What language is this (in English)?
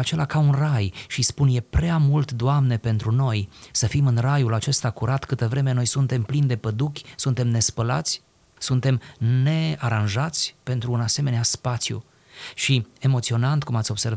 Romanian